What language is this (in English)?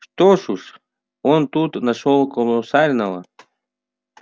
Russian